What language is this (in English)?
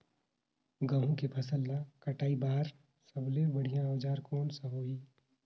Chhattisgarhi